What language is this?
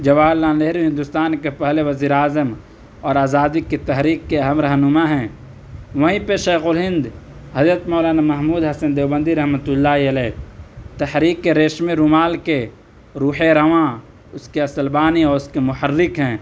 Urdu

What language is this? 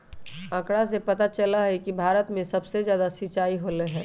Magahi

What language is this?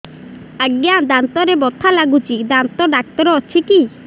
Odia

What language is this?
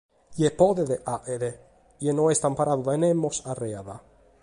Sardinian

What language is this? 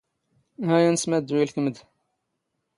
Standard Moroccan Tamazight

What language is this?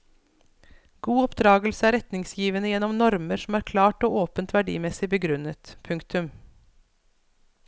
Norwegian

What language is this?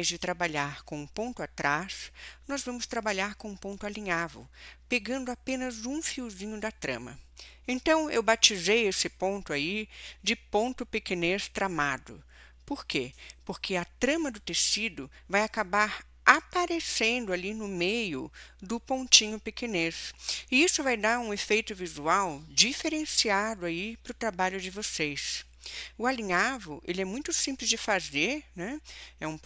Portuguese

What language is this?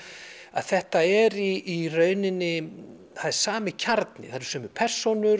Icelandic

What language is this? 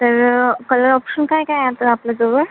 Marathi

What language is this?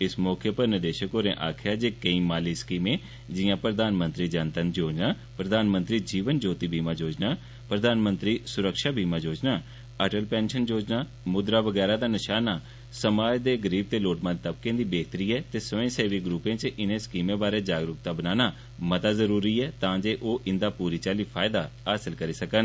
Dogri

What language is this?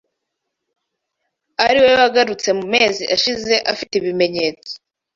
Kinyarwanda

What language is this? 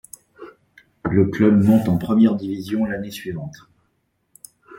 French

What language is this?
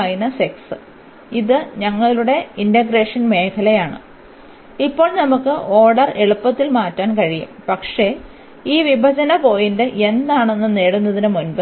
Malayalam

